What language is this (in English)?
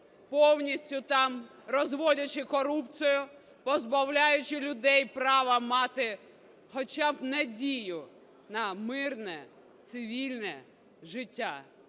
Ukrainian